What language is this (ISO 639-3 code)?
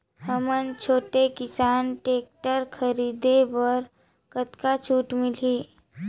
hne